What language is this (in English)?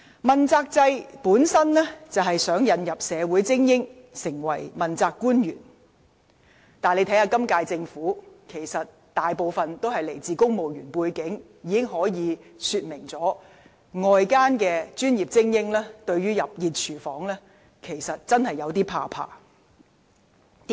Cantonese